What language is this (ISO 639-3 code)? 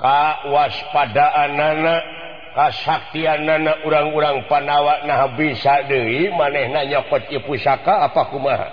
ind